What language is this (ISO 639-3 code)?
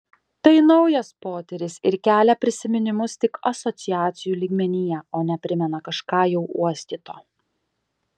lit